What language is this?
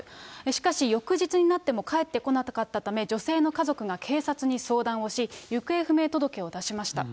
Japanese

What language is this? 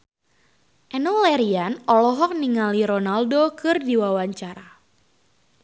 Sundanese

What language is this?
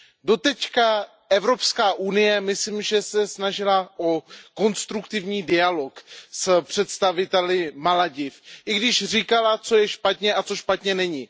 Czech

